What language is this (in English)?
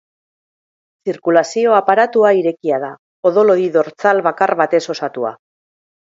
Basque